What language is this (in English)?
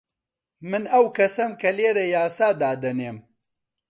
Central Kurdish